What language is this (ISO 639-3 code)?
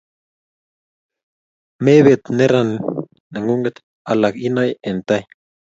kln